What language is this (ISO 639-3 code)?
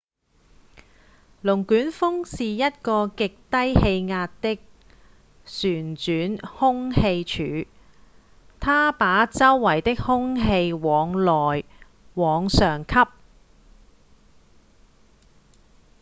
yue